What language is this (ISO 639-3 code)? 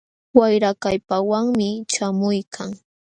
qxw